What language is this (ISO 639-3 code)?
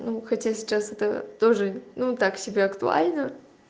rus